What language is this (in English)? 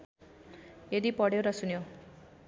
Nepali